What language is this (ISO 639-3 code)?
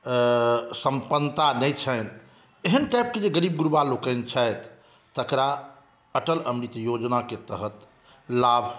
mai